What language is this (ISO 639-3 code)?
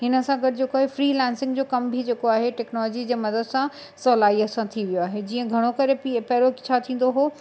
snd